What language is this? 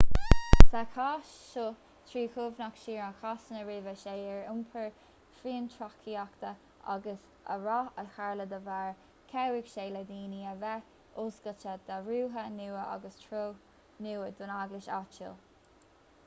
Irish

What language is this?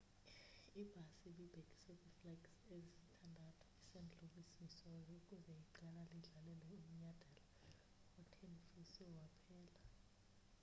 Xhosa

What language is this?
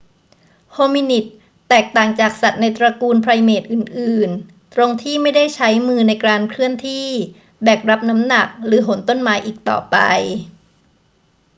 Thai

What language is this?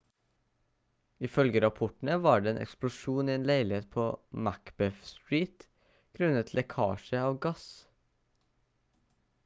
Norwegian Bokmål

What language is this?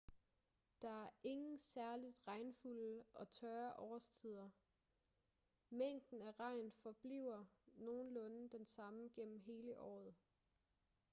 Danish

